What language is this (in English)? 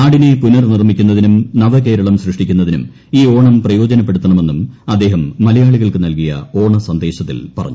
Malayalam